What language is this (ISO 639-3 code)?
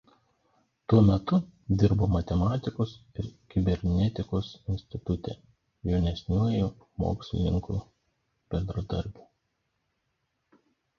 lit